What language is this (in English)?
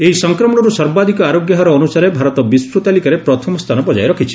Odia